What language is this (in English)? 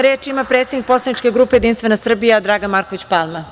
Serbian